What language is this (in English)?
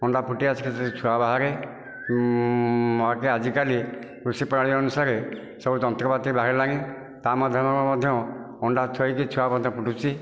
Odia